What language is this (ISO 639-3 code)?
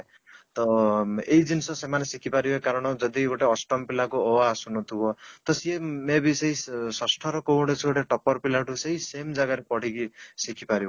ori